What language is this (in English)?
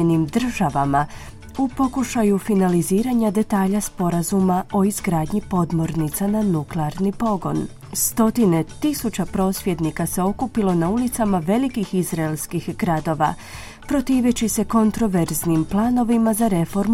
Croatian